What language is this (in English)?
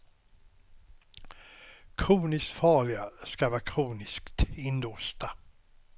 Swedish